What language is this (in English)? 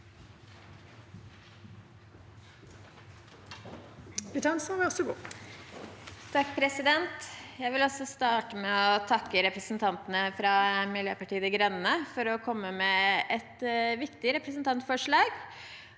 Norwegian